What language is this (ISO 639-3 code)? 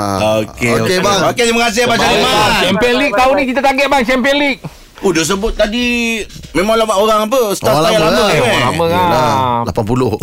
msa